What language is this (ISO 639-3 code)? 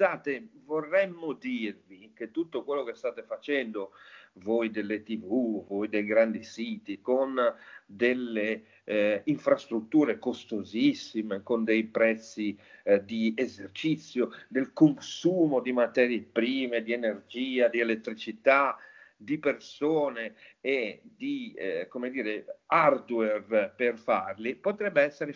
ita